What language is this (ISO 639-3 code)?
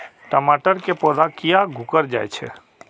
mai